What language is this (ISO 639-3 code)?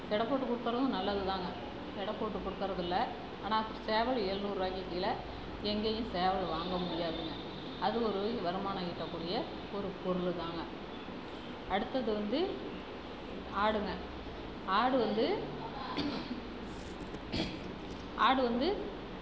tam